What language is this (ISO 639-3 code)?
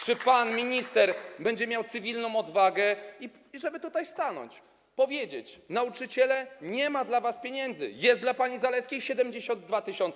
pol